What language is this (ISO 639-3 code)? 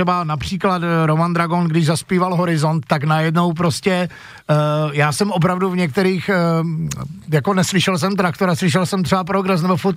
ces